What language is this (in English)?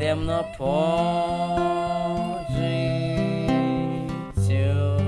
Ukrainian